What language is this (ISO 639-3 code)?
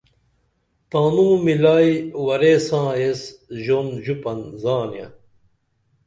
dml